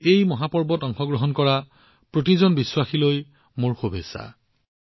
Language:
Assamese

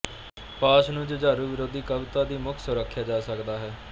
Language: Punjabi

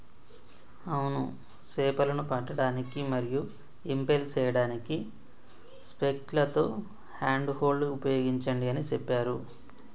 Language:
Telugu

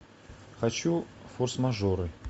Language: Russian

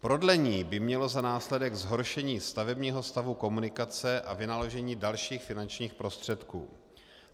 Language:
Czech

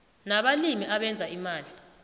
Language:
South Ndebele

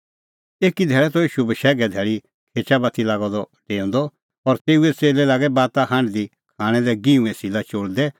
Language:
Kullu Pahari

